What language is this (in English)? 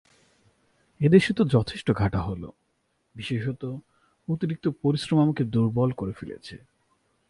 Bangla